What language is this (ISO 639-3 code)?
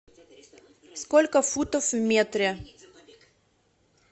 rus